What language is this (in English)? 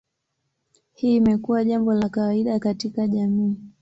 Swahili